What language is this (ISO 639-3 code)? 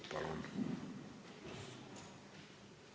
est